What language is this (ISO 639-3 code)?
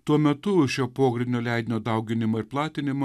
lit